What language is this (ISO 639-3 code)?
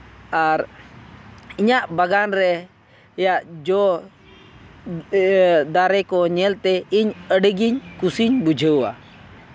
sat